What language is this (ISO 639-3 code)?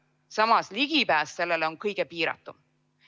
est